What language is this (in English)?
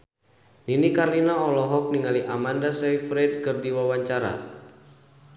Sundanese